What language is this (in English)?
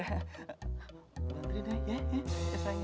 Indonesian